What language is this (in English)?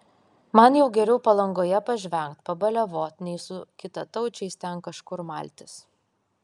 Lithuanian